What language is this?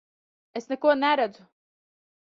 Latvian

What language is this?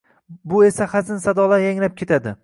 Uzbek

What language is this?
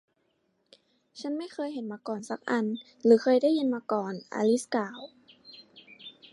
Thai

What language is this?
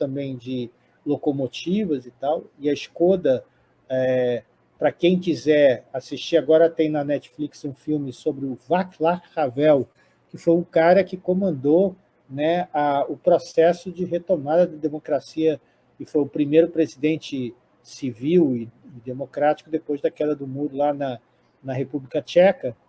Portuguese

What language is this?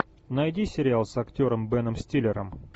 Russian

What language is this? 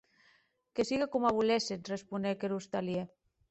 Occitan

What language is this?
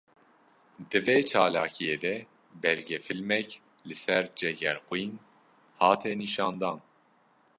Kurdish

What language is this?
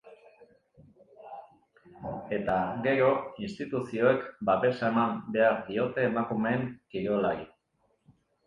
Basque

